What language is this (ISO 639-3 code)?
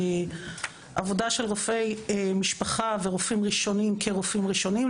heb